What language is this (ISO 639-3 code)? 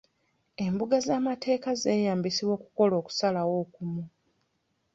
lug